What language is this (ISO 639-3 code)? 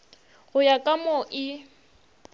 nso